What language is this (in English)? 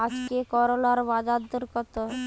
Bangla